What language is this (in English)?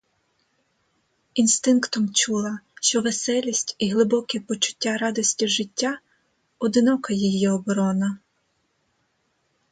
Ukrainian